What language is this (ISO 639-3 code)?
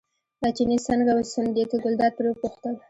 pus